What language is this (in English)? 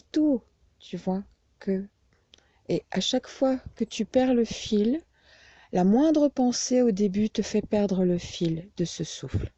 French